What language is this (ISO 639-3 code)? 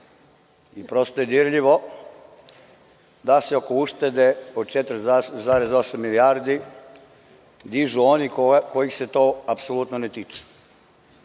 srp